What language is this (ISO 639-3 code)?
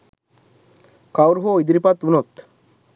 sin